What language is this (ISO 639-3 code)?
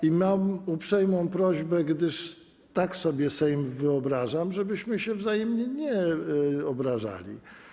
pol